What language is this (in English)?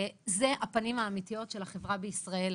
Hebrew